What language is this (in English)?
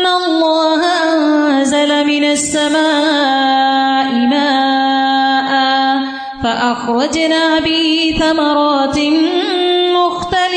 Urdu